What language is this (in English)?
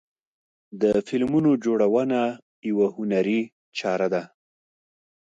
Pashto